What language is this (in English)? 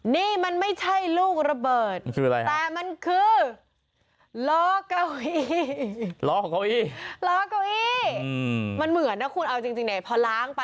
Thai